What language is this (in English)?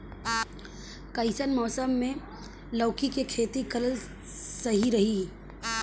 Bhojpuri